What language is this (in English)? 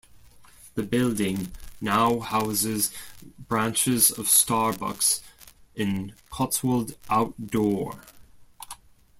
English